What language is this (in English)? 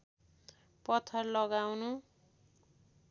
Nepali